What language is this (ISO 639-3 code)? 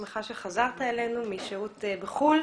heb